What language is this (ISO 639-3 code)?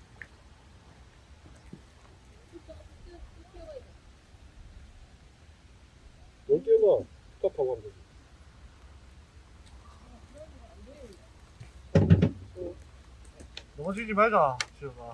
kor